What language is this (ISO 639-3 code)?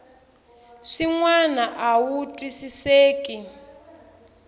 tso